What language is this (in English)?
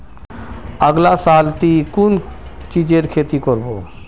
Magahi